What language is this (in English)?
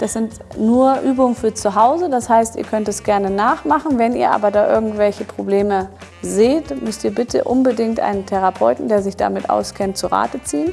German